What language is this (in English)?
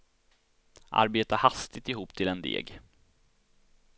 Swedish